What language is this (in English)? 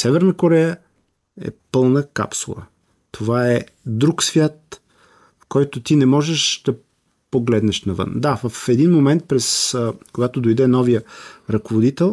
Bulgarian